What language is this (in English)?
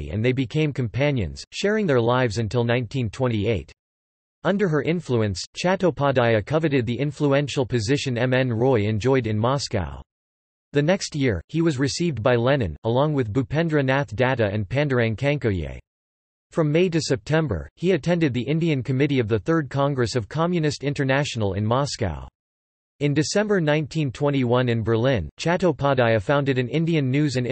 English